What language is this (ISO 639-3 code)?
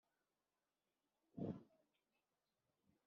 kin